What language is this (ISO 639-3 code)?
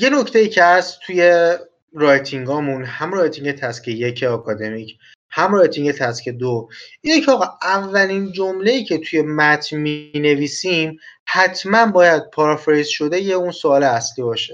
fas